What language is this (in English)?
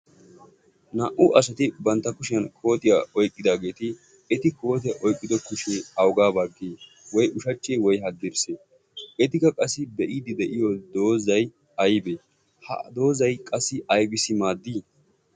Wolaytta